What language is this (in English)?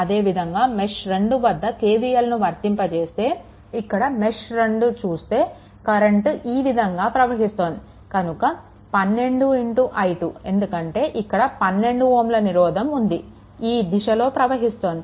Telugu